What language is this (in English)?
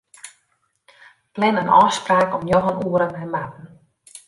Western Frisian